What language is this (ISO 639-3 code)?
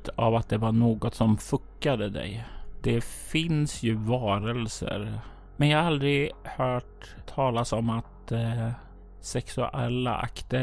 swe